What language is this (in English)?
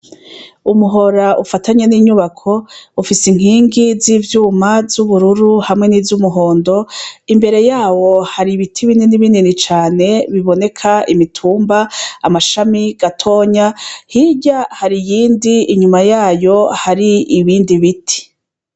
Rundi